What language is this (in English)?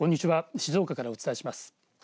Japanese